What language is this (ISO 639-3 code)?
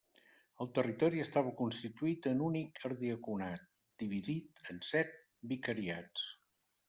cat